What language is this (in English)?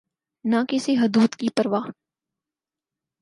Urdu